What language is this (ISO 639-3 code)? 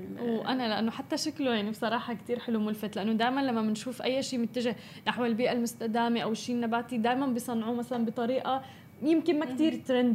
ara